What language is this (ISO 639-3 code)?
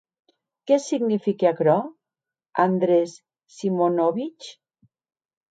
oci